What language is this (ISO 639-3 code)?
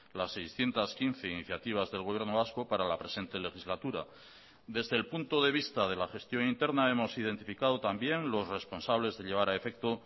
spa